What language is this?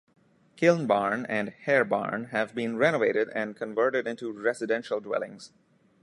English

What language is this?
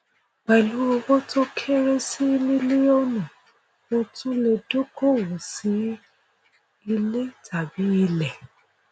Yoruba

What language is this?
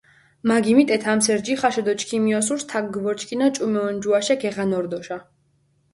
Mingrelian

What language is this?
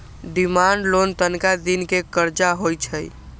Magahi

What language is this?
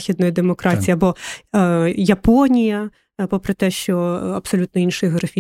Ukrainian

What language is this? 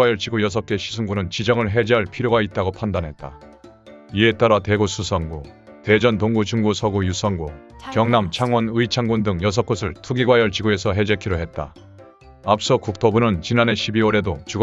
Korean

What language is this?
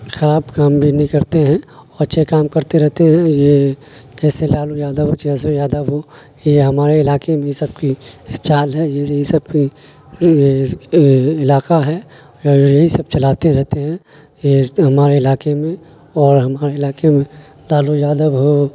Urdu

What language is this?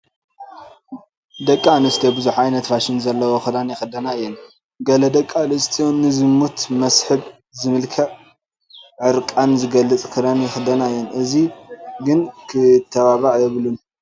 Tigrinya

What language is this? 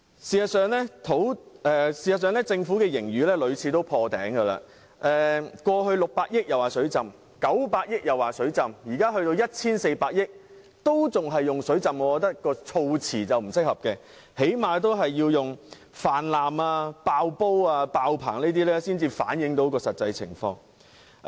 Cantonese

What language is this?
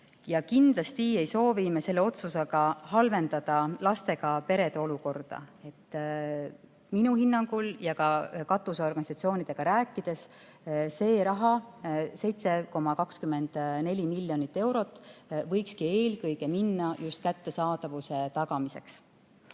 Estonian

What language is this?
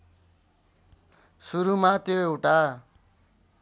Nepali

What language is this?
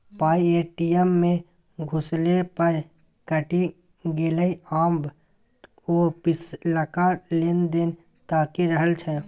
Maithili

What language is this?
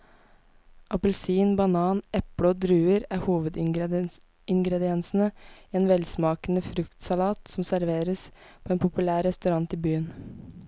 Norwegian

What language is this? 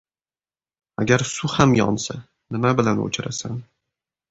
Uzbek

